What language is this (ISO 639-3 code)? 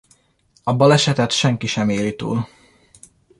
hun